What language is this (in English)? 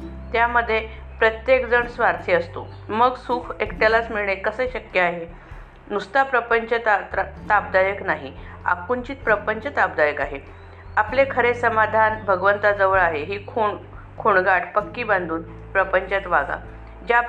Marathi